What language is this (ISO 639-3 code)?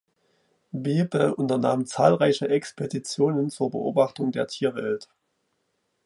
deu